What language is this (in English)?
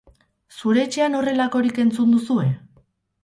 Basque